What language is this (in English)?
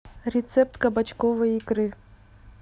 Russian